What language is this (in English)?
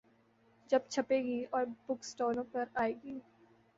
Urdu